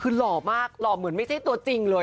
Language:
Thai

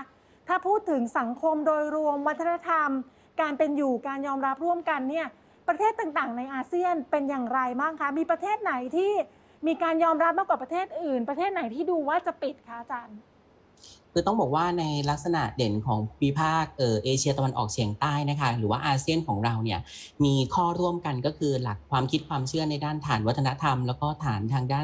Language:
Thai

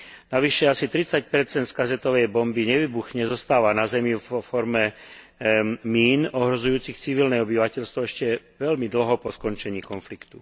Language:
Slovak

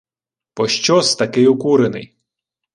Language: Ukrainian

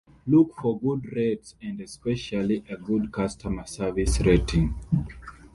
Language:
English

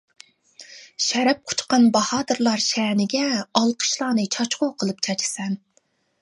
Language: Uyghur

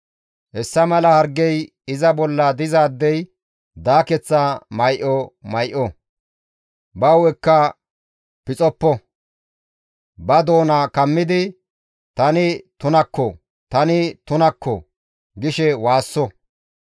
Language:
Gamo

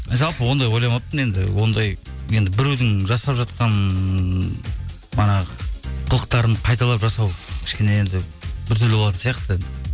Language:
Kazakh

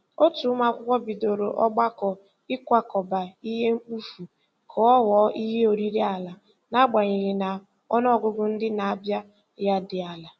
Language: Igbo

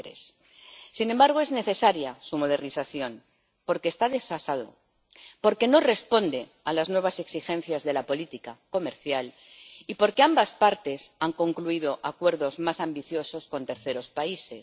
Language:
Spanish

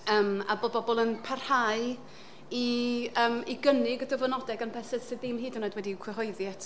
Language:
Welsh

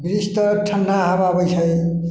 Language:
Maithili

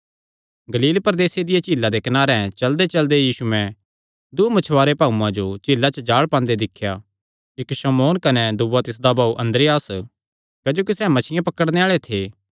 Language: Kangri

